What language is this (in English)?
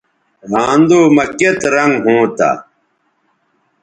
Bateri